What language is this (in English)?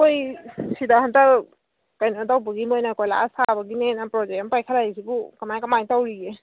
Manipuri